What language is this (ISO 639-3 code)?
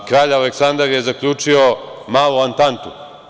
srp